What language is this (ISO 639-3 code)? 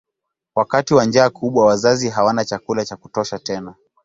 swa